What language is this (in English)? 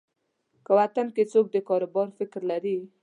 Pashto